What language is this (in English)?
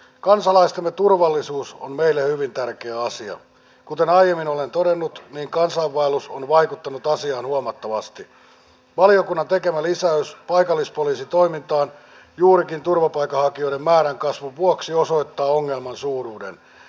Finnish